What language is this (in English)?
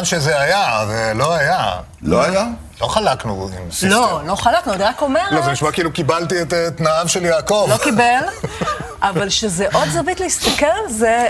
Hebrew